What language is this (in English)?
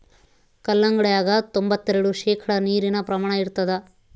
Kannada